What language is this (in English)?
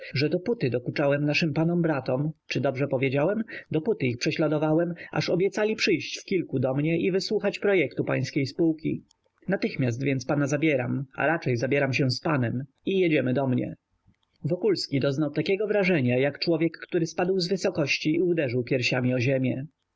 Polish